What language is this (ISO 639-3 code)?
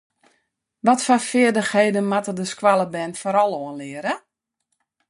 fry